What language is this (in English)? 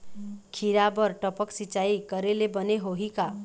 Chhattisgarhi